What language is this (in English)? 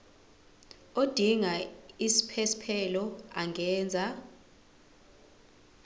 Zulu